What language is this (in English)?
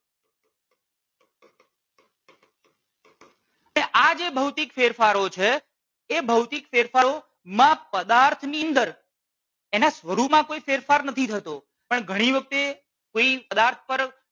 Gujarati